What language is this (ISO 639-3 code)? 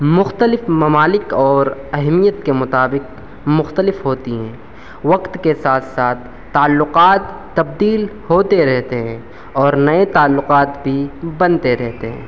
urd